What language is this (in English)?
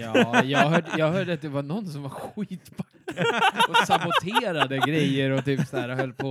Swedish